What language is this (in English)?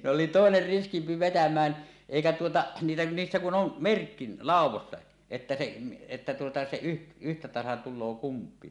Finnish